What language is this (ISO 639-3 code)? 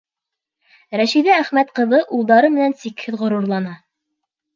bak